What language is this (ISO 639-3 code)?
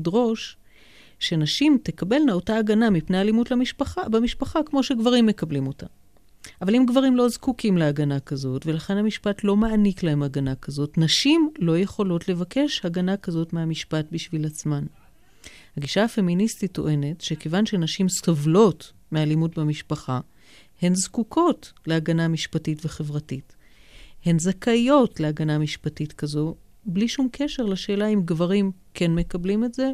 heb